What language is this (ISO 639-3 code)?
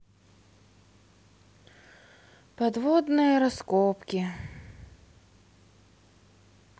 rus